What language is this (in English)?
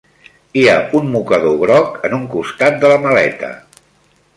Catalan